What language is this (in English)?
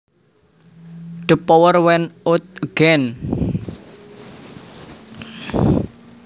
Javanese